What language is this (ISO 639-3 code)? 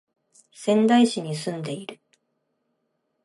jpn